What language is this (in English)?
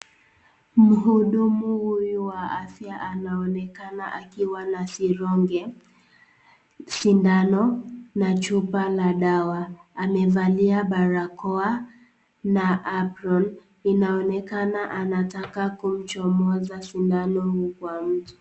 Swahili